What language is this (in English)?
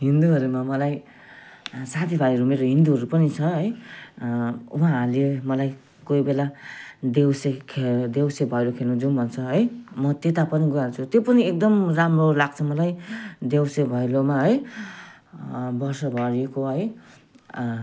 Nepali